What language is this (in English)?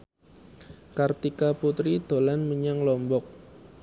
Javanese